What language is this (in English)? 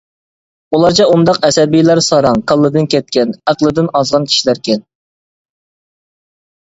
Uyghur